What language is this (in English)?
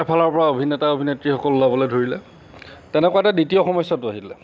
Assamese